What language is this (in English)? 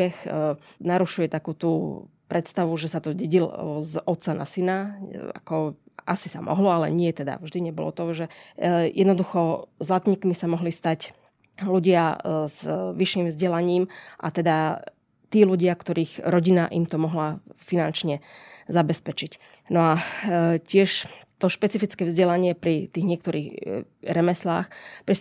Slovak